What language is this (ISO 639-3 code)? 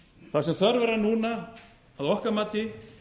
isl